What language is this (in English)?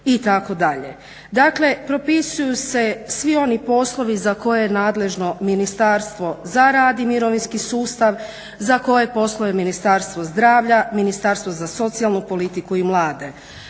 Croatian